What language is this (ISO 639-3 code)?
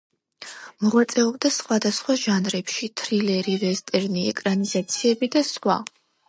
kat